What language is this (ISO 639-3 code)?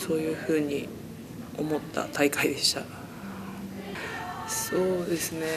jpn